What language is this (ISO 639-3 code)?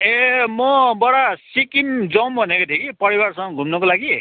nep